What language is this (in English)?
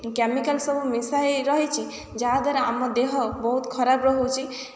Odia